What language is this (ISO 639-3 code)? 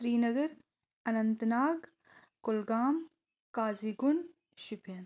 kas